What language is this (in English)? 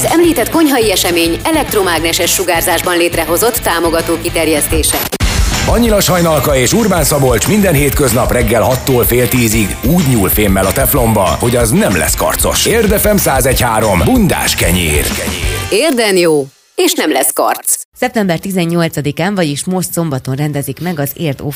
Hungarian